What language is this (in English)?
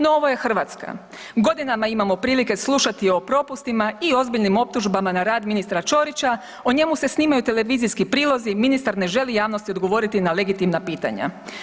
Croatian